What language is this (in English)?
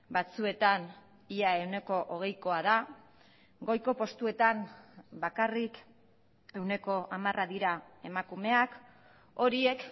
Basque